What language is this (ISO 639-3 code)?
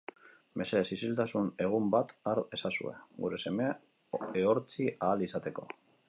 eus